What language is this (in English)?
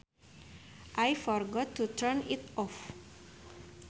Sundanese